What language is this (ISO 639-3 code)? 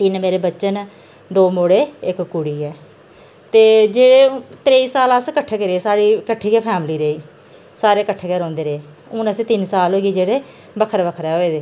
doi